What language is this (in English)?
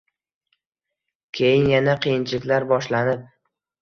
Uzbek